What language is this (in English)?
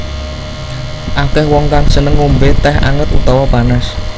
Javanese